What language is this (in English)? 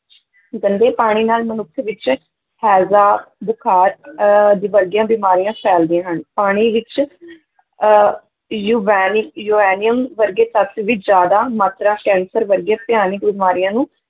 Punjabi